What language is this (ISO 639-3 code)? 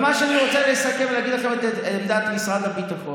heb